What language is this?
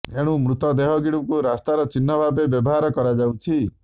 Odia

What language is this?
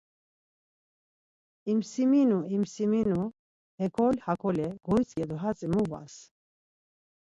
Laz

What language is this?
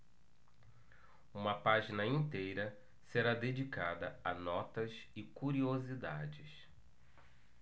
Portuguese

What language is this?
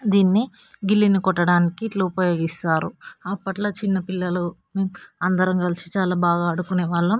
Telugu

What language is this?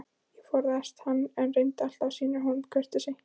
Icelandic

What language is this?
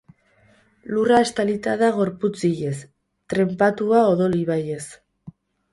Basque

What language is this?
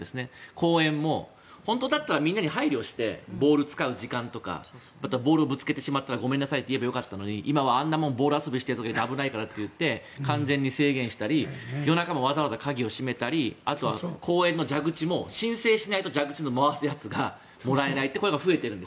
Japanese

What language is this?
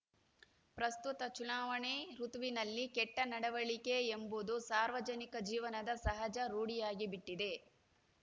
Kannada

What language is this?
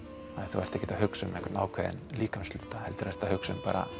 Icelandic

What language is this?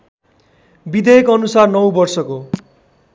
Nepali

